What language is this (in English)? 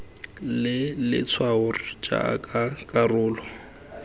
Tswana